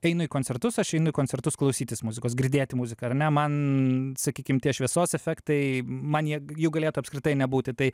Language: Lithuanian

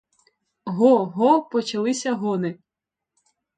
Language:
Ukrainian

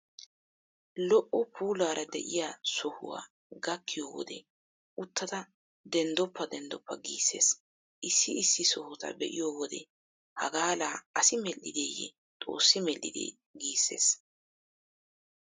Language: Wolaytta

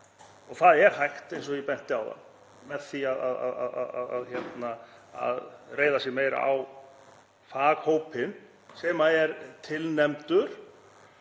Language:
Icelandic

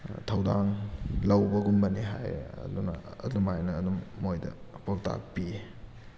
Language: Manipuri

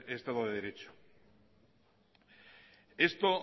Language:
Spanish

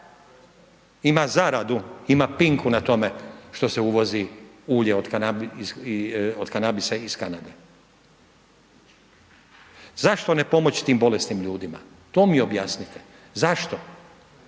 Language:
Croatian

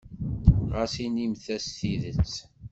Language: Kabyle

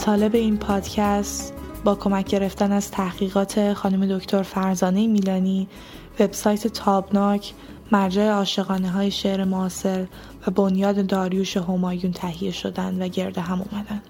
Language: Persian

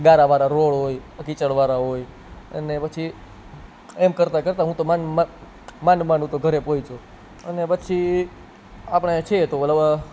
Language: Gujarati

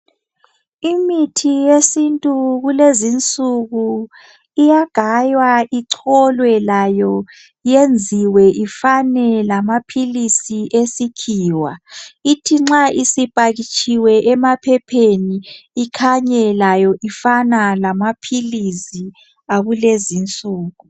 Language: North Ndebele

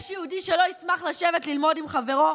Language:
Hebrew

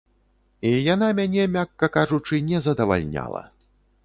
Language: Belarusian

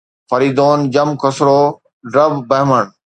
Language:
Sindhi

